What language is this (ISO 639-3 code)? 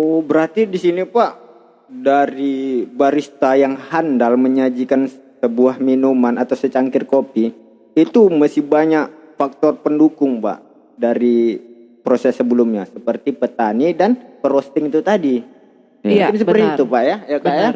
ind